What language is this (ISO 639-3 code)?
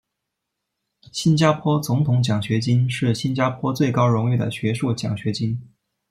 zho